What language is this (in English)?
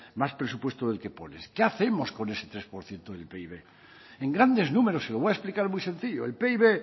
Spanish